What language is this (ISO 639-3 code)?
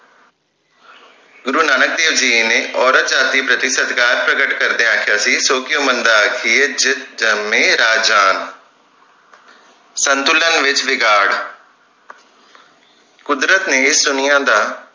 pan